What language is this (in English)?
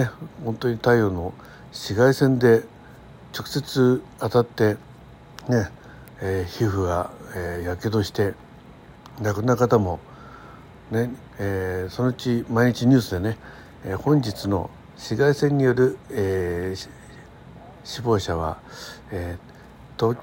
Japanese